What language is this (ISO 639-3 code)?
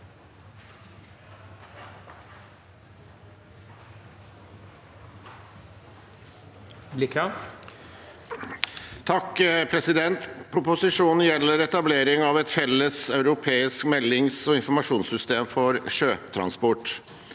nor